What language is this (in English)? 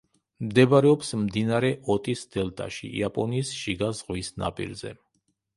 Georgian